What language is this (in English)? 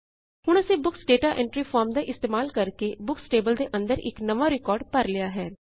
Punjabi